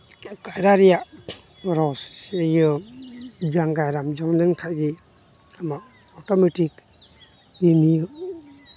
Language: Santali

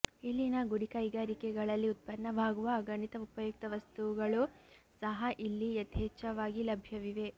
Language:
Kannada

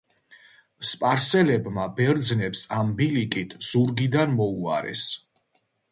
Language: Georgian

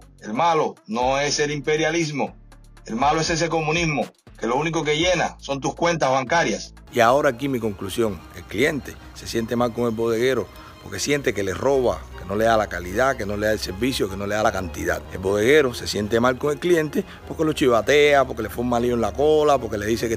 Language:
Spanish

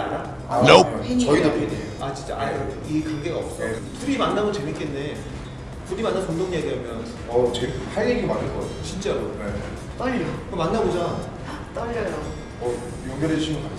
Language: Korean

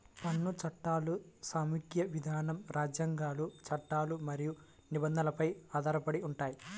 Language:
Telugu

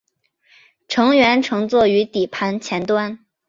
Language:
Chinese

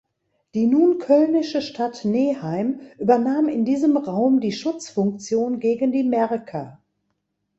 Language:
German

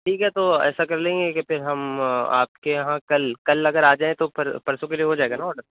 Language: Urdu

